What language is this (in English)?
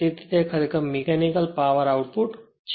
Gujarati